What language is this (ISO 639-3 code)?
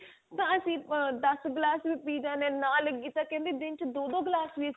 pan